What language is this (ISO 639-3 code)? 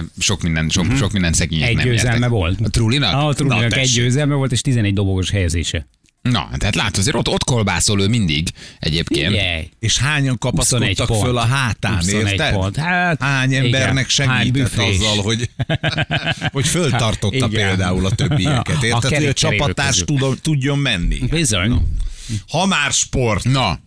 hun